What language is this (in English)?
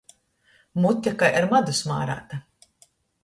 Latgalian